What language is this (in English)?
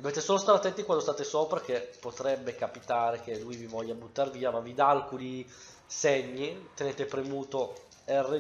Italian